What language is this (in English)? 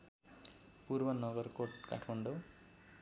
Nepali